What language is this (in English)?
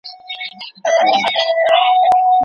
Pashto